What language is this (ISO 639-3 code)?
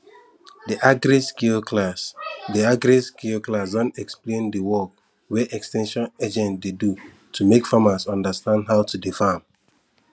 pcm